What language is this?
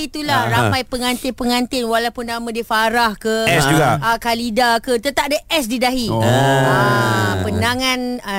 Malay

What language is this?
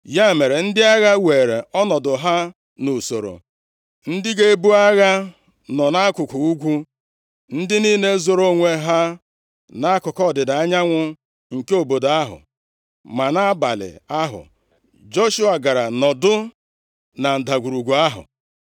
Igbo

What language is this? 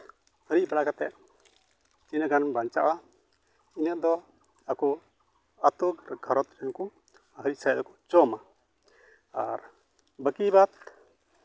Santali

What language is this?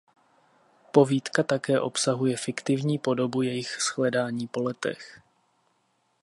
Czech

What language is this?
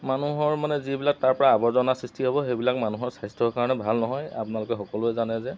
Assamese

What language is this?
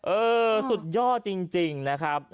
Thai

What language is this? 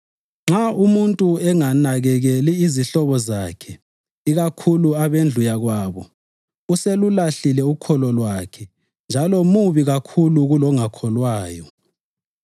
North Ndebele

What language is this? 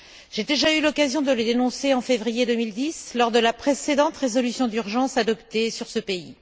French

